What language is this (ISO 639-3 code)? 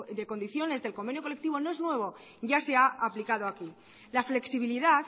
spa